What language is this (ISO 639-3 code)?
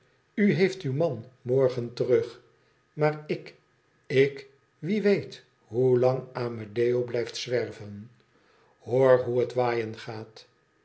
nld